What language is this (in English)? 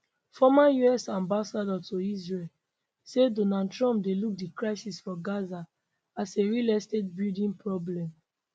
Nigerian Pidgin